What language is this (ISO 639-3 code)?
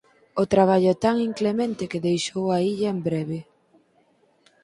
glg